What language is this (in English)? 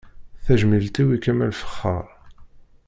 Kabyle